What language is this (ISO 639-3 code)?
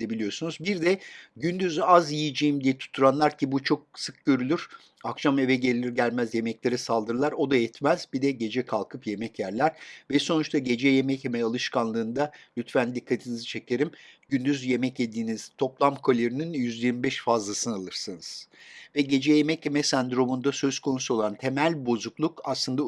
tur